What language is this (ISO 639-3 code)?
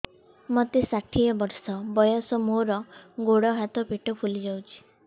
ori